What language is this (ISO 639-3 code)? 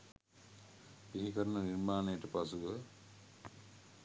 sin